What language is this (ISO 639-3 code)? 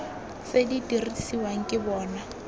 tsn